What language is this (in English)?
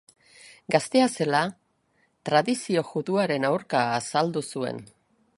Basque